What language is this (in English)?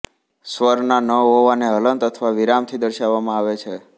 Gujarati